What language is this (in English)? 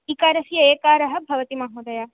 Sanskrit